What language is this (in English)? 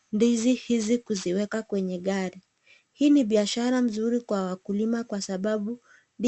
Swahili